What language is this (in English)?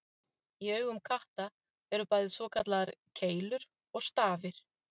Icelandic